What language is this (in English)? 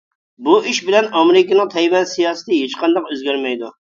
Uyghur